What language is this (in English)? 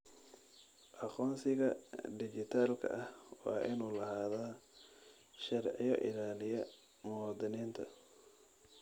Somali